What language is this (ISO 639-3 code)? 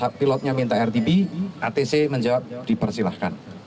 ind